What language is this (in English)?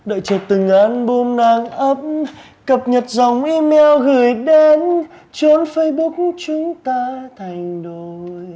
Vietnamese